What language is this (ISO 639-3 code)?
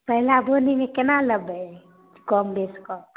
mai